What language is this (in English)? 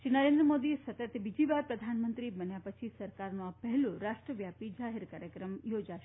Gujarati